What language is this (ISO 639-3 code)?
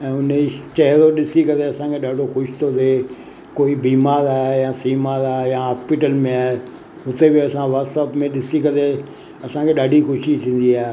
snd